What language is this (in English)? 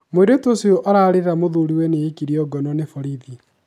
Kikuyu